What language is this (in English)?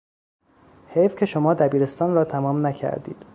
Persian